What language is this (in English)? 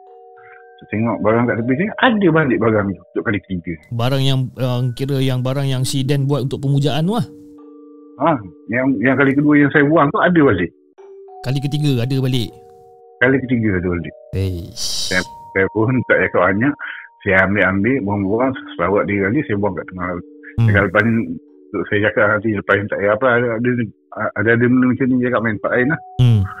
Malay